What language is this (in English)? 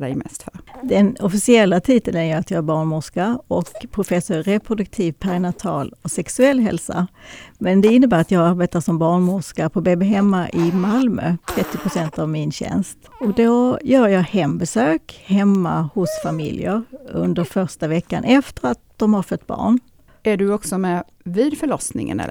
Swedish